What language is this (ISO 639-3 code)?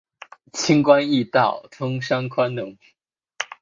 zho